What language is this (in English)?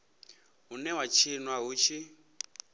Venda